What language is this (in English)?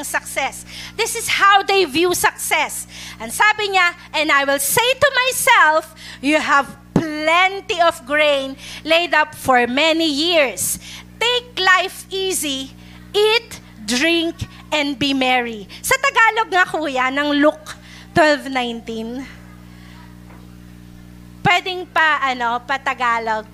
Filipino